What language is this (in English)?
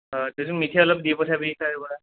Assamese